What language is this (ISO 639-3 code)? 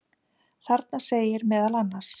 isl